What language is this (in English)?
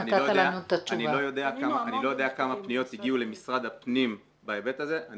Hebrew